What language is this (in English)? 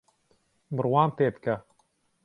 Central Kurdish